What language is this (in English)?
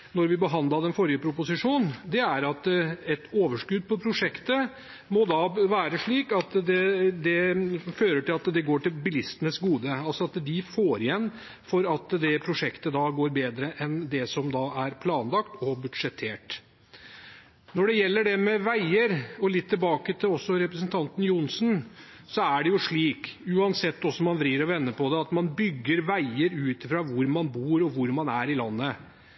Norwegian Bokmål